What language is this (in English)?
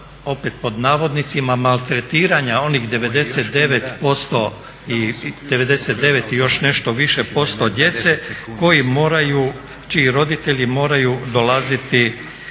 Croatian